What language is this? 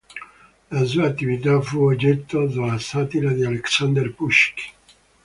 Italian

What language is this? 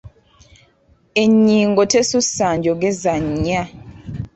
Ganda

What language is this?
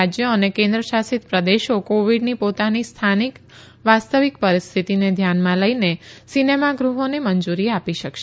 Gujarati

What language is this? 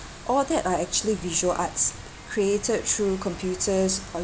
English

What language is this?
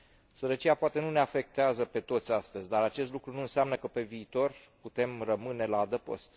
Romanian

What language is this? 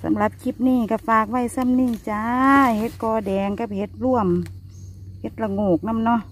Thai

